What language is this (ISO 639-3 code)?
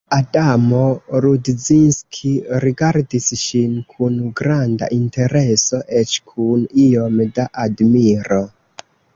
epo